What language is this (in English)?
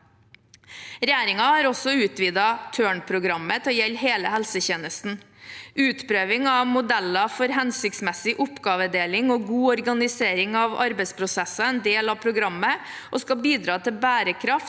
Norwegian